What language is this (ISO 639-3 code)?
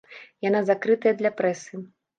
bel